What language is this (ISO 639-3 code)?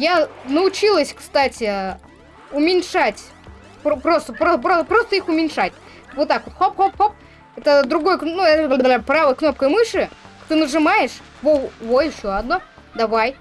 rus